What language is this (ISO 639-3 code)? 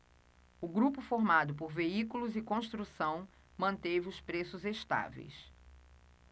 por